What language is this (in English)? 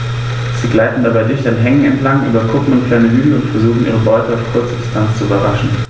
German